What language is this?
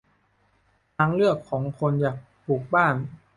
Thai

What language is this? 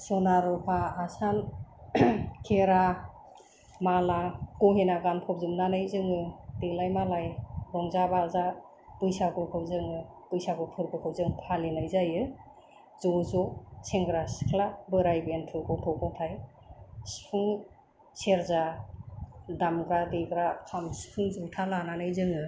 Bodo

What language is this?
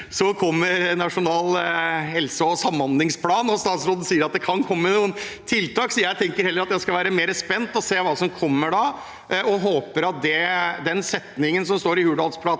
Norwegian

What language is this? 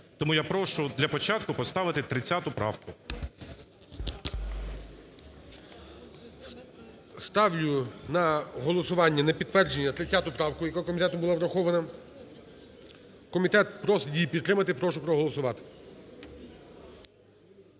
Ukrainian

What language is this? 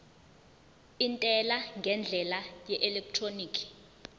Zulu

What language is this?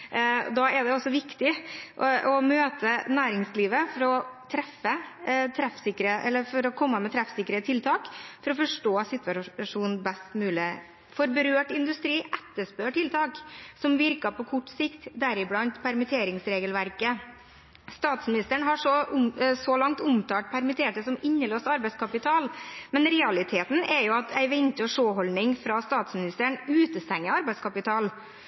Norwegian Bokmål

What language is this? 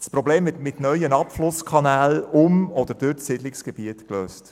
Swiss German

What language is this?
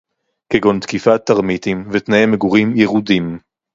Hebrew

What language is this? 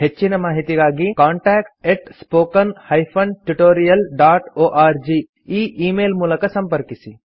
Kannada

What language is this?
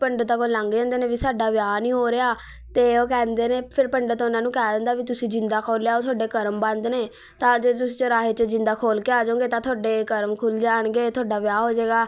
Punjabi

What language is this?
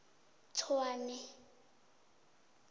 South Ndebele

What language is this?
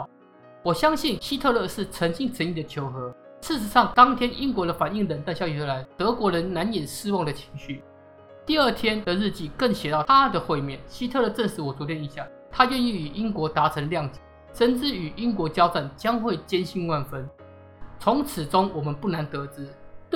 Chinese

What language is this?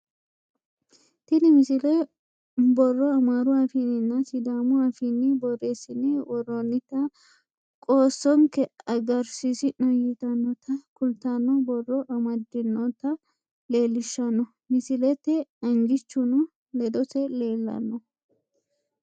Sidamo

